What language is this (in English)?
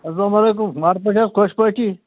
Kashmiri